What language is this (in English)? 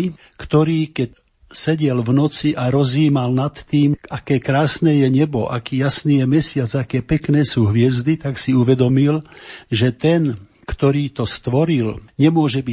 Slovak